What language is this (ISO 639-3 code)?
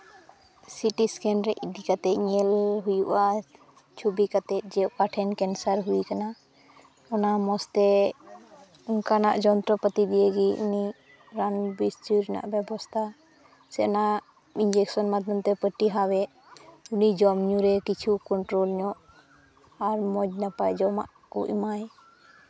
sat